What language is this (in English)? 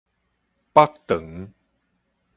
Min Nan Chinese